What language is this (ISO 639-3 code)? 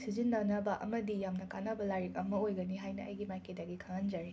mni